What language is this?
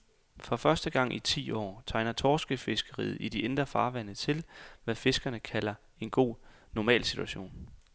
Danish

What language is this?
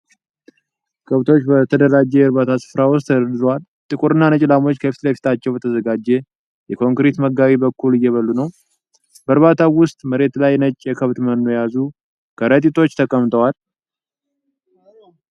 Amharic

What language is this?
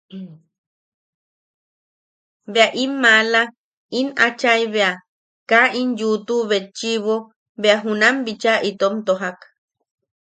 Yaqui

